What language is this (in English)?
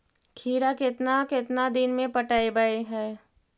Magahi